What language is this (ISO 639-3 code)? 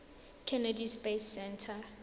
tsn